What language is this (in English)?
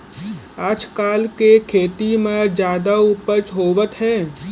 Chhattisgarhi